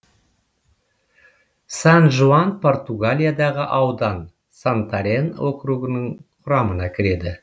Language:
Kazakh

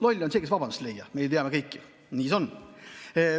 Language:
Estonian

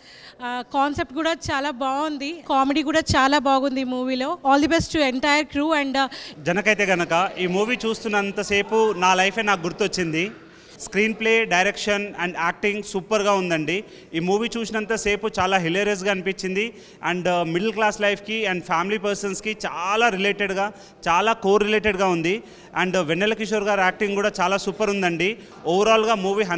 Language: Telugu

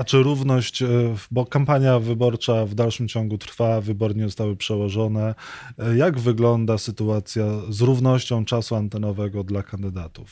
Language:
Polish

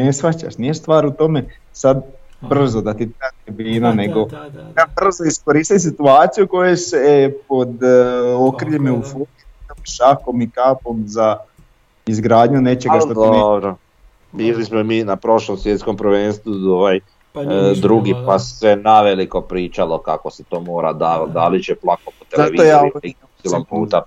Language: Croatian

